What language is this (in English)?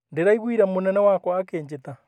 Kikuyu